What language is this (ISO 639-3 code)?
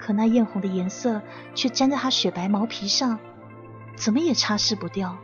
zho